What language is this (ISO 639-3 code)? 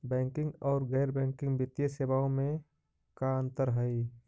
mag